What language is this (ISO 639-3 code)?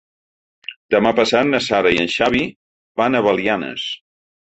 cat